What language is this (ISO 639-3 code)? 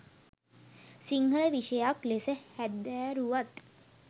sin